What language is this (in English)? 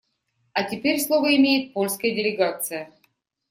Russian